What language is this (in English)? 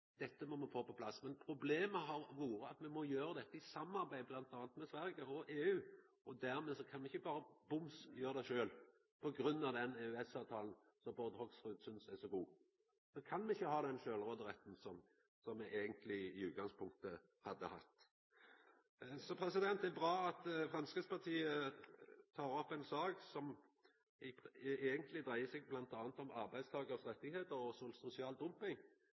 Norwegian Nynorsk